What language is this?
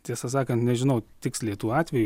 Lithuanian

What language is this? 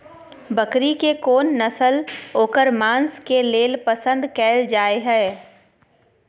Maithili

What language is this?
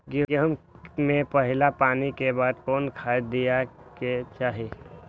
Magahi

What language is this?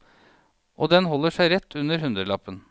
Norwegian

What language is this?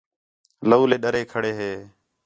Khetrani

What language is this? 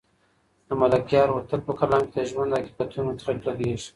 Pashto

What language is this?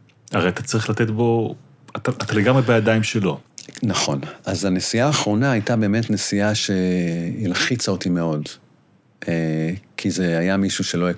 Hebrew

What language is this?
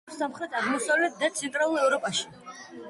Georgian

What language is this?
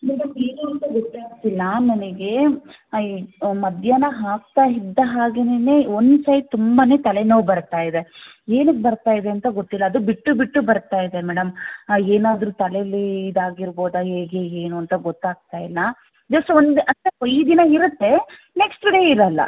Kannada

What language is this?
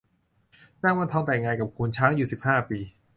Thai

